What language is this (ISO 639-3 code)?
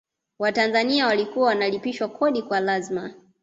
swa